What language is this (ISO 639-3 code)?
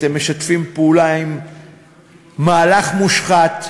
heb